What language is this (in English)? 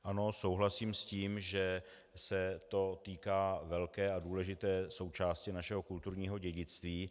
Czech